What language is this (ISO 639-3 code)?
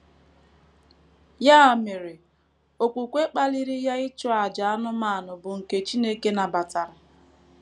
ibo